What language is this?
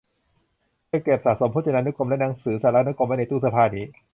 Thai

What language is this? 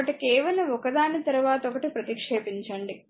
Telugu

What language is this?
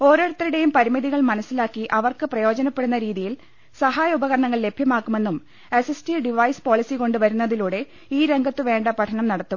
Malayalam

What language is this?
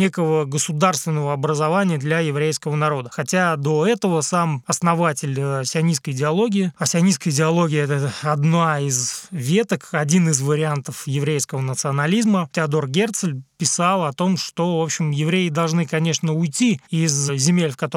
Russian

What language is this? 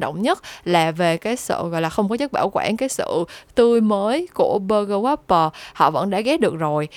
Vietnamese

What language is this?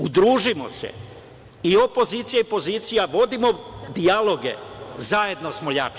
Serbian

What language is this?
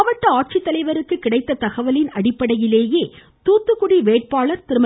Tamil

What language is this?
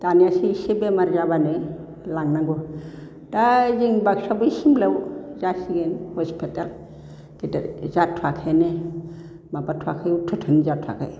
Bodo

